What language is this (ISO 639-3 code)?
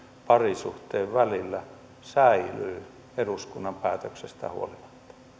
fin